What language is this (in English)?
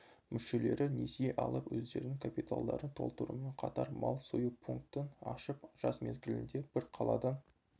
Kazakh